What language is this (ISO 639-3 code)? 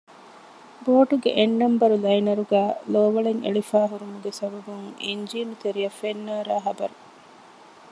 div